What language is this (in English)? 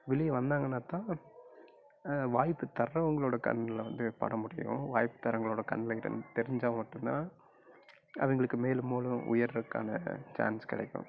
Tamil